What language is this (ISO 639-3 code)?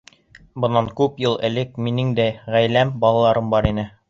bak